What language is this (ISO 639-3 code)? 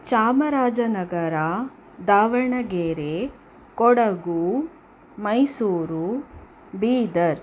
kan